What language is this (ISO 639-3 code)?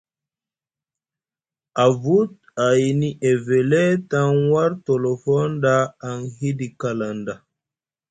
mug